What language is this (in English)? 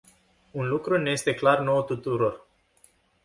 Romanian